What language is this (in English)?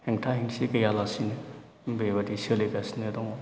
Bodo